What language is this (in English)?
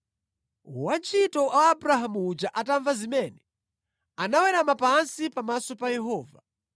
Nyanja